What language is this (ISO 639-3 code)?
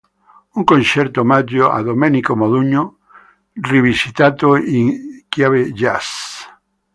ita